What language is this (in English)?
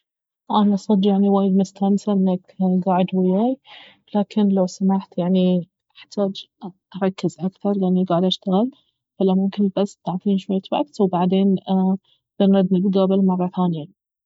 Baharna Arabic